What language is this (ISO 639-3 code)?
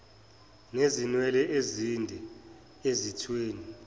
zul